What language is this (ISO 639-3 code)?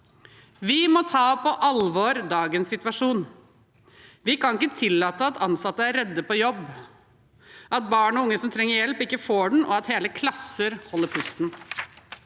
nor